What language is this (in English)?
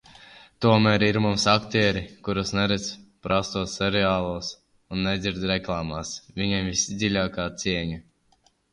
Latvian